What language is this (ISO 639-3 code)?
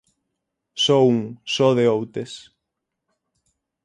glg